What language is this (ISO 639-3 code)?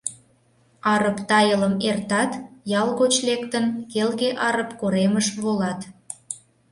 chm